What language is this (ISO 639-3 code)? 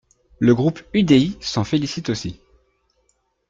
fra